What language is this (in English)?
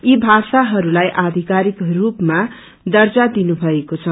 Nepali